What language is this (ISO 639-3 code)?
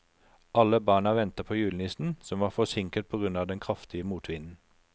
nor